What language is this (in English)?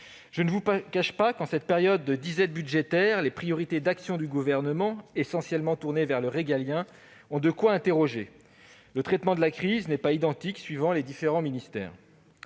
French